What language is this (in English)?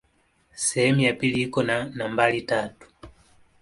Swahili